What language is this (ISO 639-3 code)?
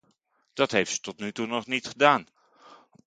nld